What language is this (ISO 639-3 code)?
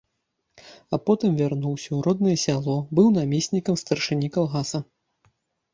bel